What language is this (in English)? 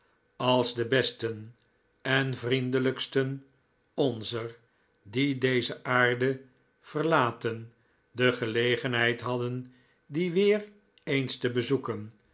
Dutch